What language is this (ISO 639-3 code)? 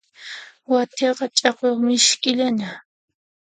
qxp